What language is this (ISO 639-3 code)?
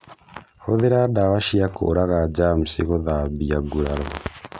kik